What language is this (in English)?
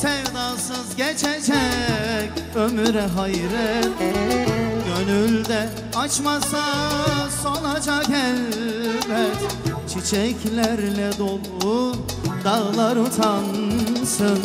Turkish